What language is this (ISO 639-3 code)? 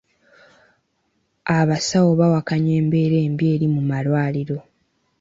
lug